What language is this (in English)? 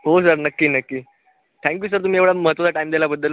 Marathi